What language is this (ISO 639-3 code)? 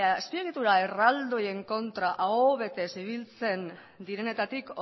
eus